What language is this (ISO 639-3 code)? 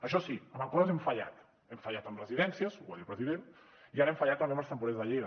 cat